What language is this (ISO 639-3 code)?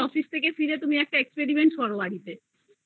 ben